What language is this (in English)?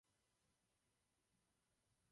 Czech